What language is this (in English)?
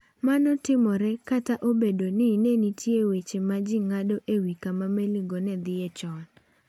Luo (Kenya and Tanzania)